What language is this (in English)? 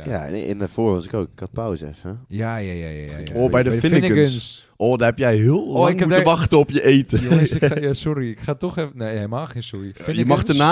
Dutch